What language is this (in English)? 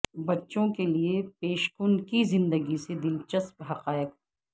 Urdu